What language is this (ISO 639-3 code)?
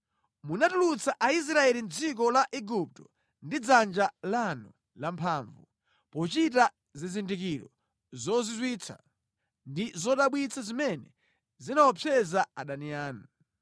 nya